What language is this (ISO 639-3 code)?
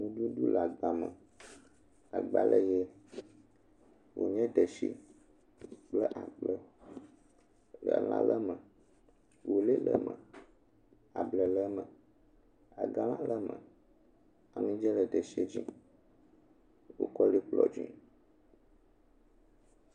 ewe